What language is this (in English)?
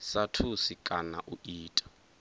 Venda